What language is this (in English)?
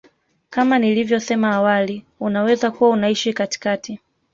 Swahili